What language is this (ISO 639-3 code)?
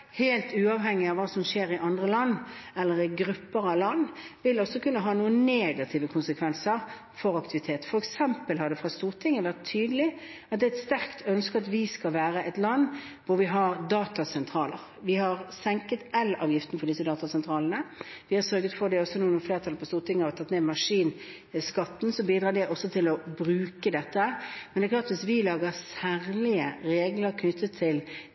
nob